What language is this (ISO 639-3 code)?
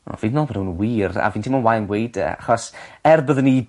cym